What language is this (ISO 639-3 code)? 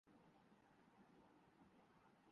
urd